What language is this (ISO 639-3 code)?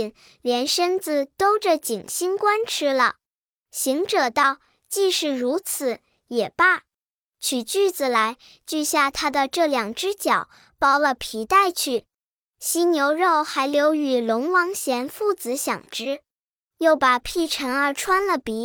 zho